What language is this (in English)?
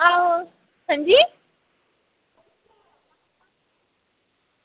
Dogri